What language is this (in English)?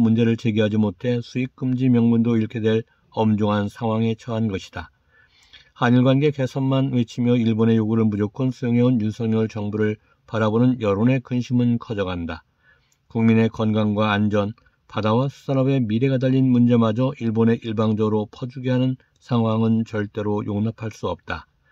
Korean